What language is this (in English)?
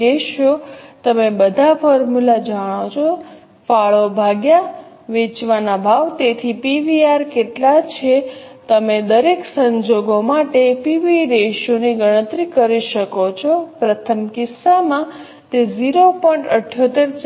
Gujarati